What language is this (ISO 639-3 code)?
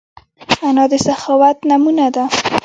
pus